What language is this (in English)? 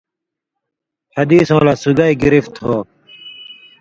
Indus Kohistani